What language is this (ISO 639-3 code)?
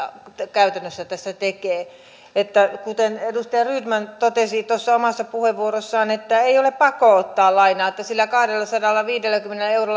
fin